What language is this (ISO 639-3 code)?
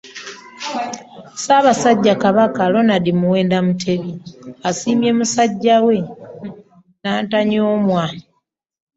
lug